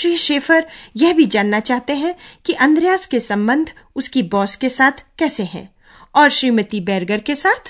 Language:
Hindi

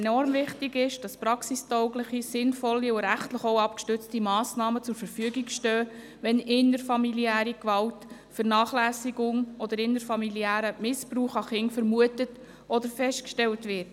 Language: Swiss German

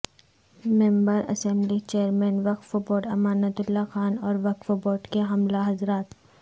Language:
Urdu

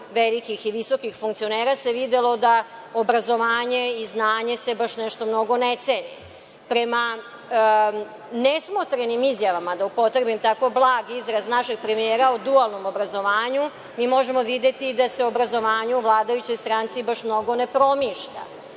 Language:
Serbian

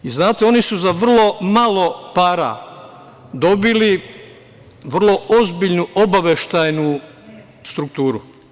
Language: Serbian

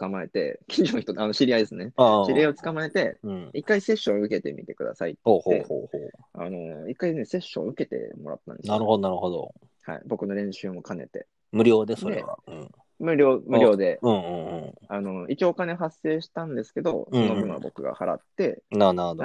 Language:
Japanese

